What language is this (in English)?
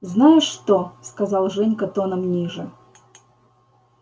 Russian